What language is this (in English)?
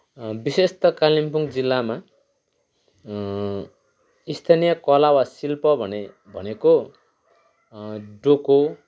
Nepali